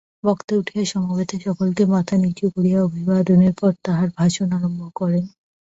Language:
Bangla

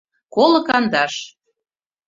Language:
Mari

